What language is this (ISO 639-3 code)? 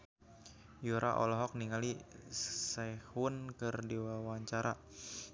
sun